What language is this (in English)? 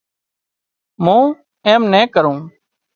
Wadiyara Koli